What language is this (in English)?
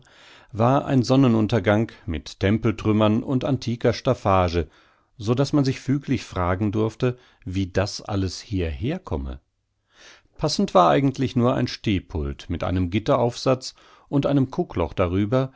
German